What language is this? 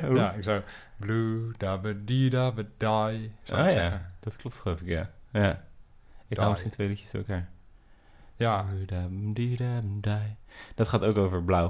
Dutch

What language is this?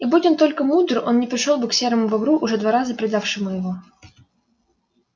Russian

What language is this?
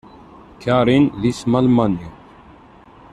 Kabyle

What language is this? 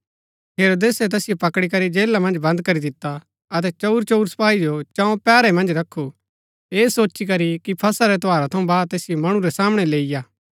Gaddi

